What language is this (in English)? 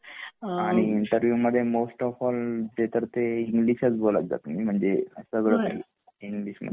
Marathi